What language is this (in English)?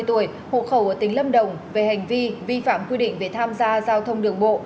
Vietnamese